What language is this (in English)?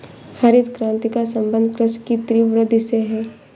Hindi